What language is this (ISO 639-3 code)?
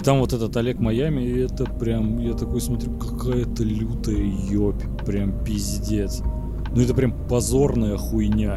rus